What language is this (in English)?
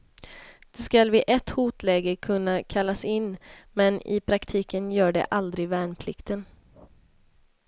Swedish